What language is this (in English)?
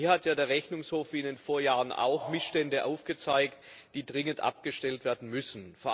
German